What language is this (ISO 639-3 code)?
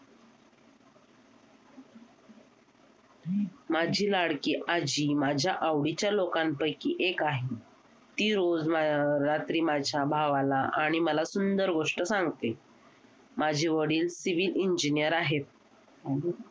mar